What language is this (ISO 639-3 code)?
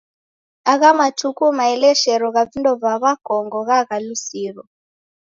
dav